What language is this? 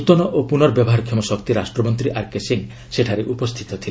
Odia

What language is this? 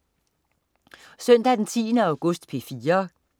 Danish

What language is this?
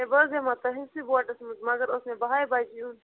Kashmiri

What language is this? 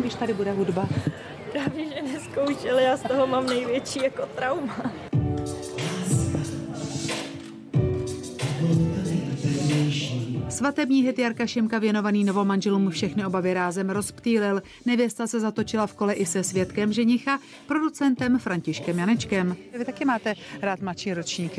Czech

